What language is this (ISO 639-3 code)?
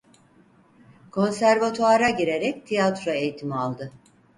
tur